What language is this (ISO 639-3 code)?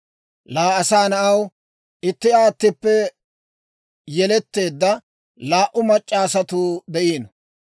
dwr